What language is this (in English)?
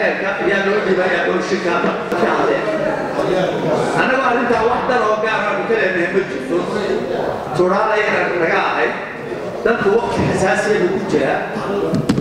Arabic